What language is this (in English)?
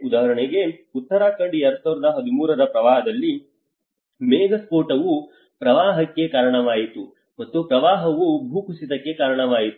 Kannada